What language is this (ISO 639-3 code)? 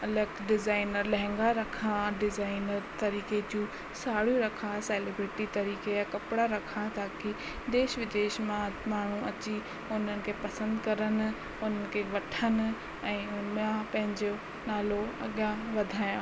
snd